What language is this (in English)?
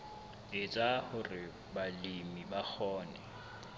Southern Sotho